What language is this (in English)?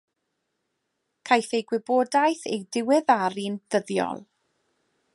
Welsh